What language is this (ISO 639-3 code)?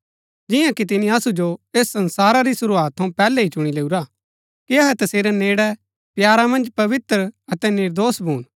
gbk